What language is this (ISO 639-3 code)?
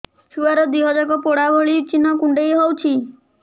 ori